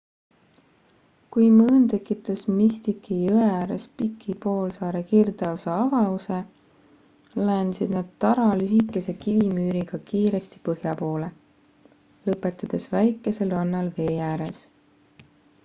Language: Estonian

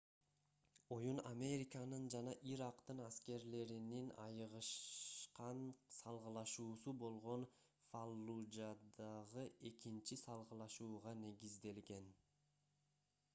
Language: Kyrgyz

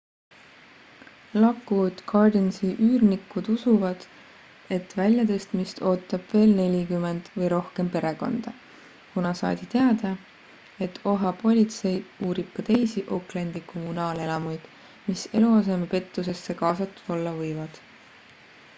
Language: Estonian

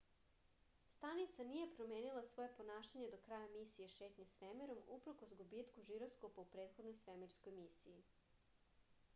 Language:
Serbian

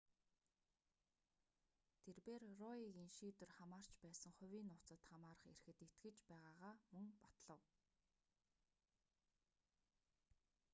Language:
Mongolian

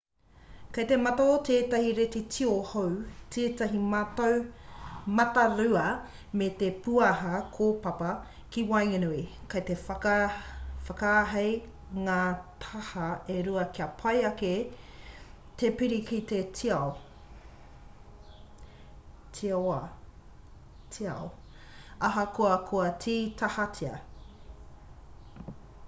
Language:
Māori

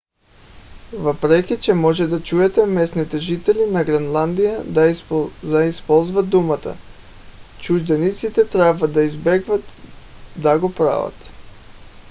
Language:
Bulgarian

